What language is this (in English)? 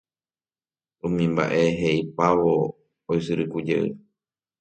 Guarani